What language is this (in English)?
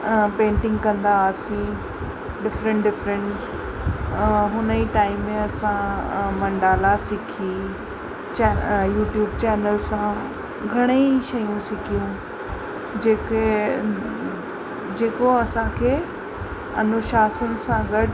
Sindhi